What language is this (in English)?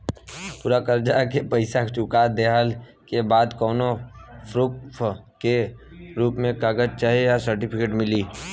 Bhojpuri